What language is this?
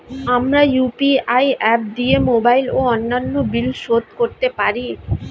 Bangla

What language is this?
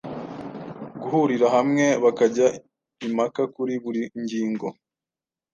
Kinyarwanda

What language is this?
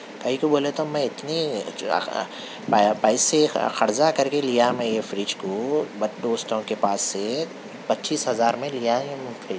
Urdu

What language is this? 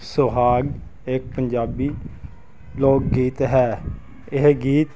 Punjabi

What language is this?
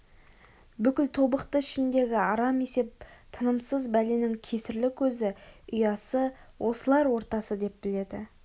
Kazakh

